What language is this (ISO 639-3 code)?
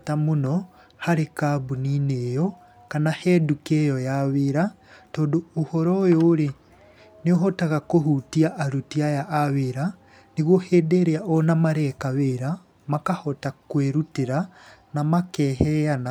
kik